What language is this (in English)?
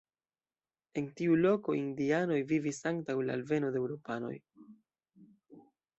Esperanto